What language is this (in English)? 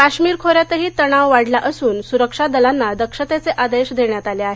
Marathi